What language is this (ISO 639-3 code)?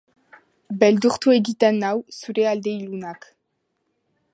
eus